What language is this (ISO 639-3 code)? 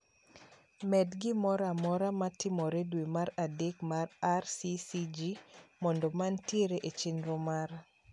luo